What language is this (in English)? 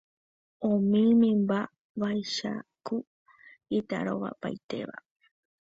Guarani